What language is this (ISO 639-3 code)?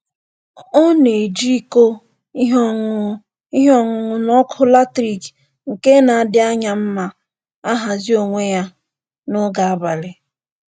ibo